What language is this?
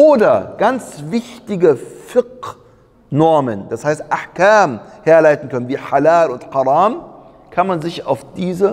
German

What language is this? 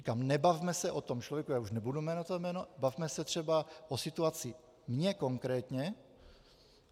Czech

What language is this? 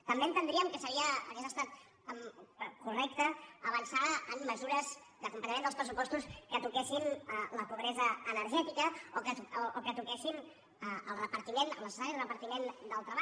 Catalan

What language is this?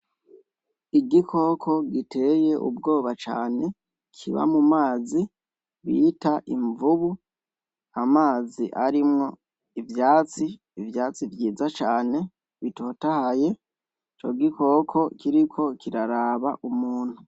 Rundi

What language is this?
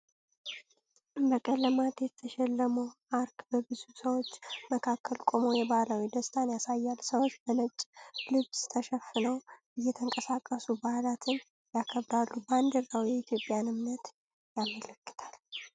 Amharic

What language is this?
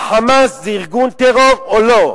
Hebrew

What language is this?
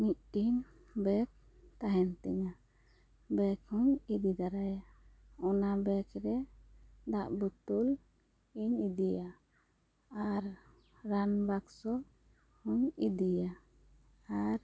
Santali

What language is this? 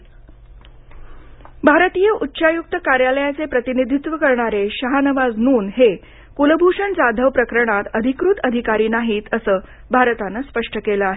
Marathi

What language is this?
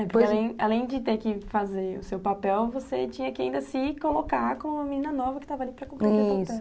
Portuguese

